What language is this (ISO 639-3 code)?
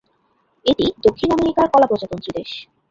ben